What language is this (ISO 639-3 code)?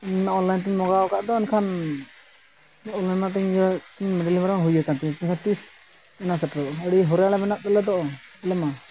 sat